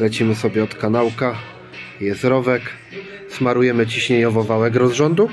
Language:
Polish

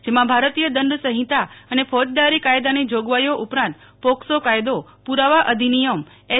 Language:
Gujarati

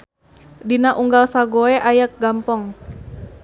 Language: Sundanese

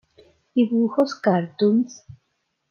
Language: Spanish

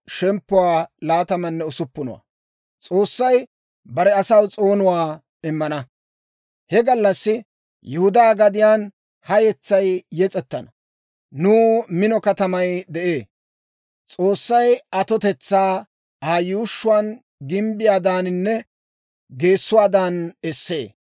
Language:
Dawro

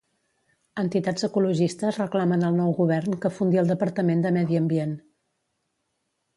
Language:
Catalan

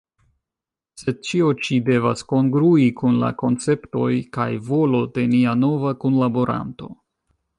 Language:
Esperanto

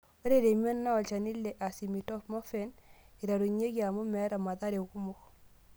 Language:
Masai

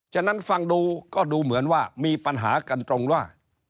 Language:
Thai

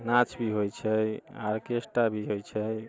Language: Maithili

